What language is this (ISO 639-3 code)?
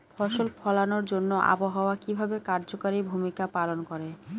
ben